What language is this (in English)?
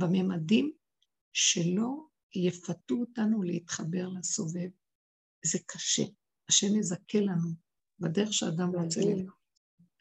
Hebrew